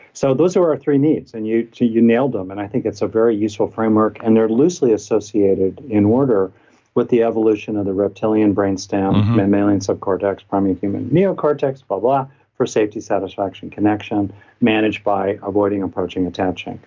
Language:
English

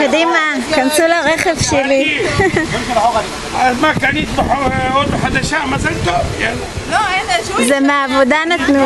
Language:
Arabic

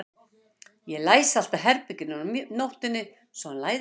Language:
Icelandic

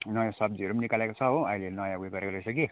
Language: Nepali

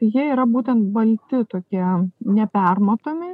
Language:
Lithuanian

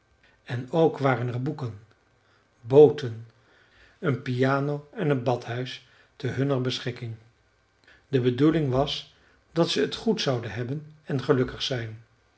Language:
Dutch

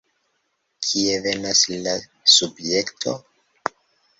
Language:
Esperanto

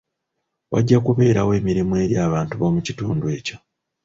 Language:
Ganda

